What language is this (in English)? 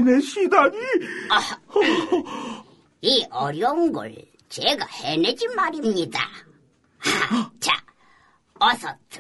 Korean